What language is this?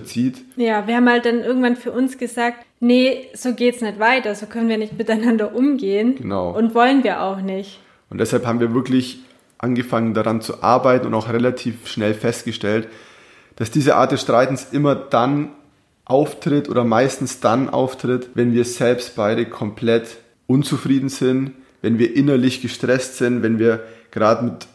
German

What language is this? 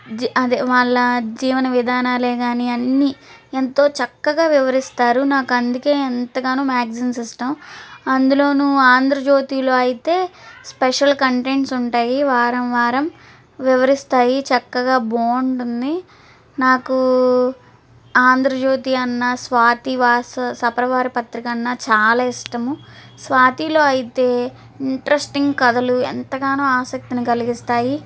Telugu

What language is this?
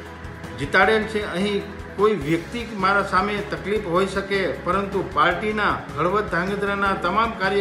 Hindi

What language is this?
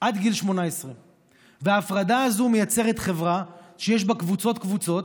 Hebrew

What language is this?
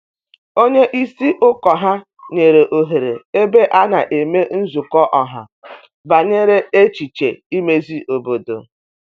Igbo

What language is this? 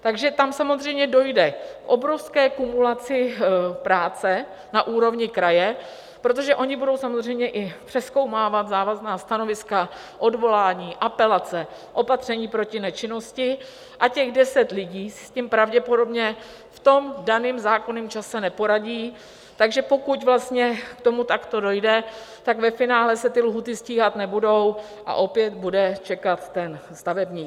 Czech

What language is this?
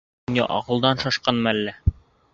Bashkir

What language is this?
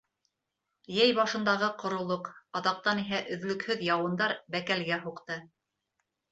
Bashkir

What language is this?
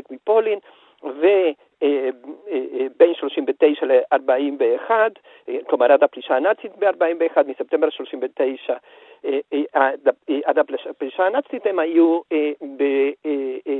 Hebrew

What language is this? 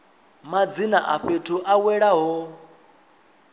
Venda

